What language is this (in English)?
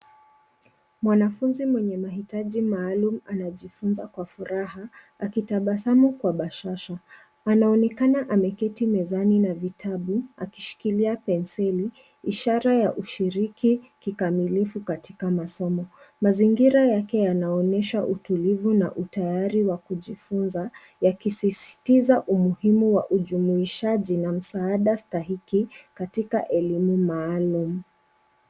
Swahili